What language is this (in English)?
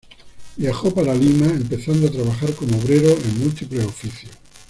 Spanish